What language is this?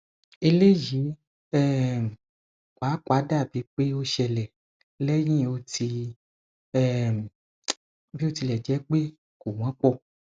Yoruba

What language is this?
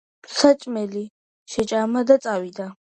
Georgian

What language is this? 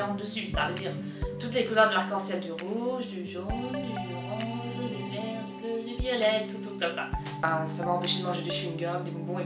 French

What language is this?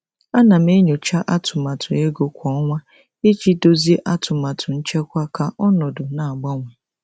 Igbo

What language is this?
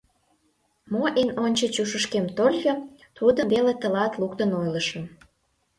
Mari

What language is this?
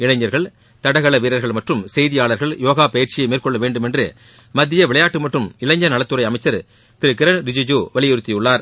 Tamil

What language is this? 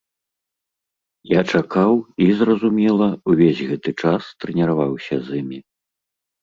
Belarusian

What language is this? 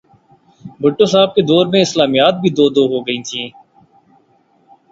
Urdu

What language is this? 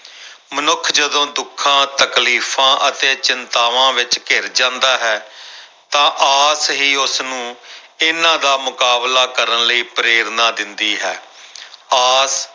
Punjabi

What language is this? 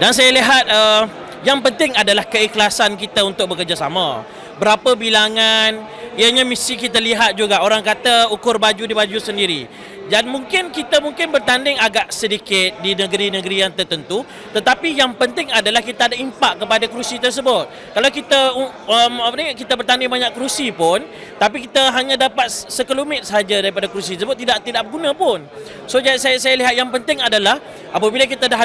Malay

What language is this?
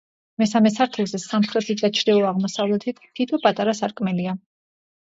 Georgian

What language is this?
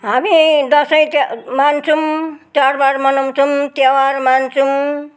Nepali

